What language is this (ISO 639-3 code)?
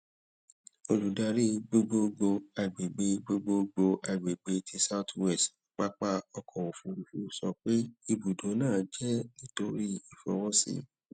yor